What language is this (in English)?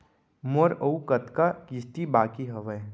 Chhattisgarhi